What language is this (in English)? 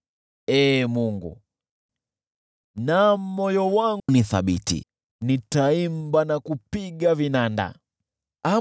Swahili